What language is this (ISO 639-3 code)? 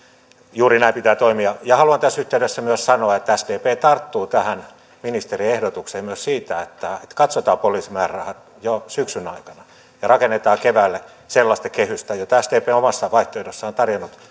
fin